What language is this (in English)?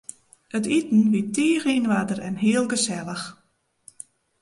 Western Frisian